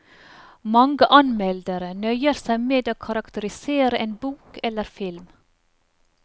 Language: Norwegian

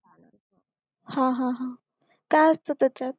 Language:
Marathi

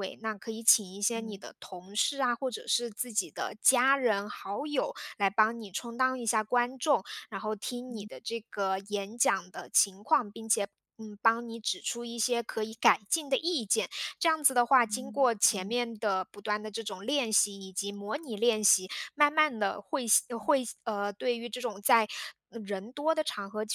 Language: Chinese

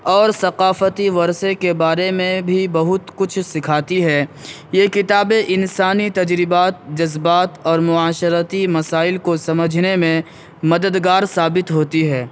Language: Urdu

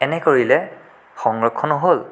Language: Assamese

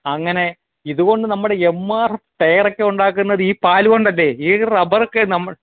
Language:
Malayalam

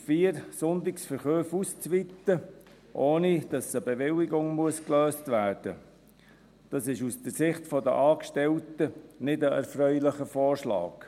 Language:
Swiss German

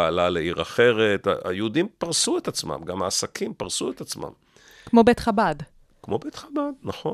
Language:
Hebrew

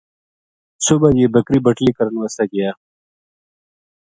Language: Gujari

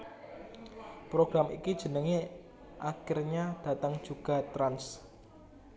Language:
Javanese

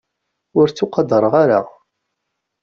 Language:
Kabyle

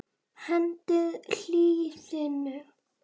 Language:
Icelandic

